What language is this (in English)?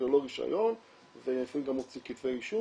Hebrew